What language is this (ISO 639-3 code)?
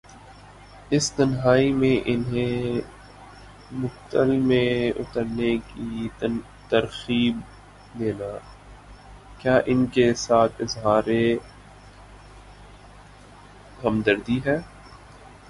urd